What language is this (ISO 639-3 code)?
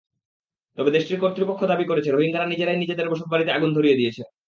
ben